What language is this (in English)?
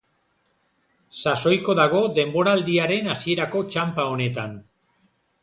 Basque